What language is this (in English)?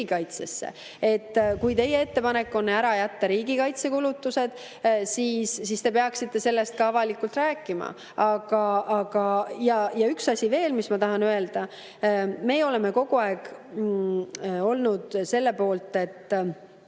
Estonian